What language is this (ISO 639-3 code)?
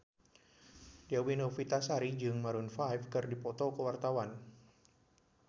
sun